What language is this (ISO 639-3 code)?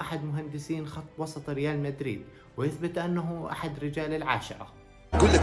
ara